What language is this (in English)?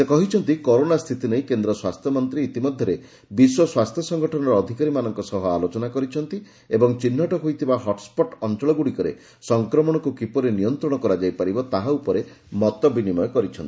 Odia